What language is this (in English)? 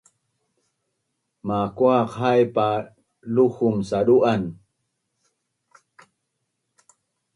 Bunun